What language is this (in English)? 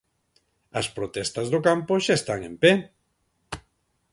Galician